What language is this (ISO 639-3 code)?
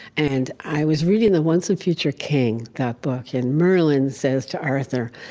eng